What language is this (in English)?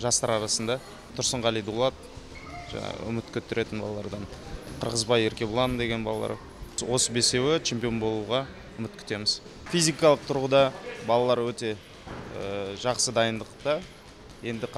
Russian